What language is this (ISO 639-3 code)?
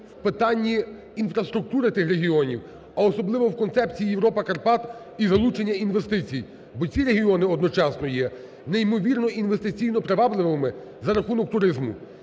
ukr